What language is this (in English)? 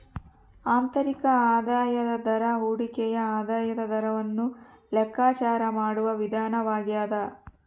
Kannada